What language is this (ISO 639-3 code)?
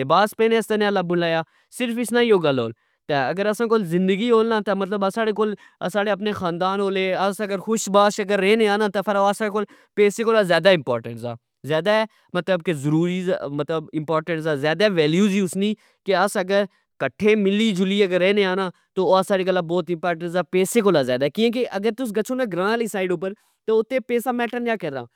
phr